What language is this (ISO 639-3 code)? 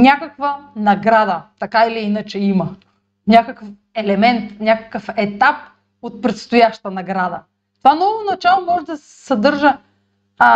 bul